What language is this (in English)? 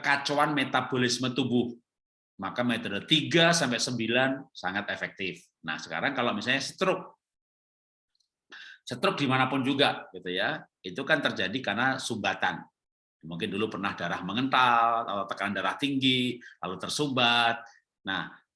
Indonesian